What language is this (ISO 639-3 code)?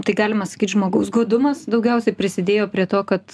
lit